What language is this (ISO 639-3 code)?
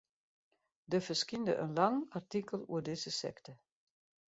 fry